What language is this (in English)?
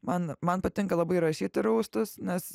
Lithuanian